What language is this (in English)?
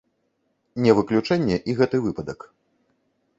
Belarusian